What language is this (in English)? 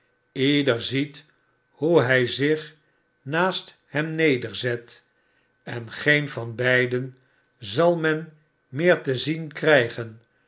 Dutch